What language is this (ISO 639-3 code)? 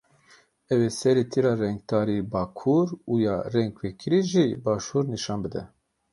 kur